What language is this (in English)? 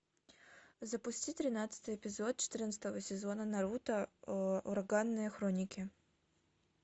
Russian